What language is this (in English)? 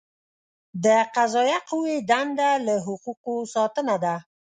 Pashto